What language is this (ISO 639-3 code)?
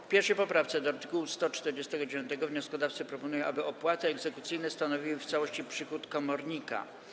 pol